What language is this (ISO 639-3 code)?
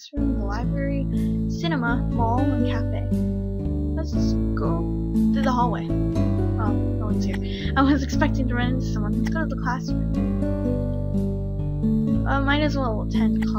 eng